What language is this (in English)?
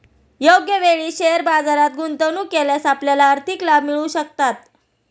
Marathi